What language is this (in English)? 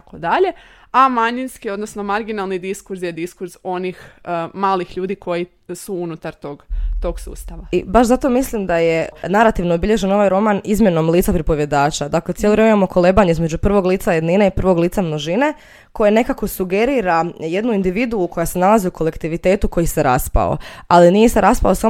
Croatian